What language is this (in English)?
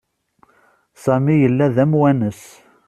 Kabyle